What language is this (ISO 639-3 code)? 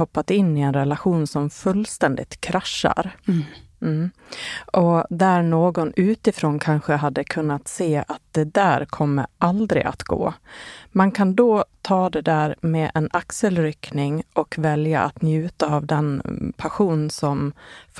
swe